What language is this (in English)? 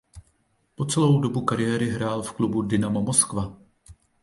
Czech